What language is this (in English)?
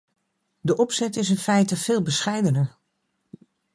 Dutch